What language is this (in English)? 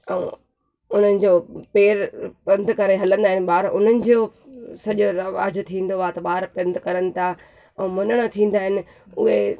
Sindhi